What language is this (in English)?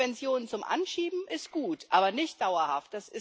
German